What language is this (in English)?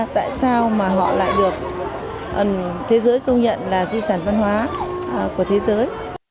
Vietnamese